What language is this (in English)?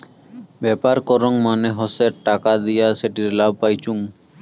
Bangla